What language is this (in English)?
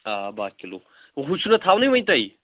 Kashmiri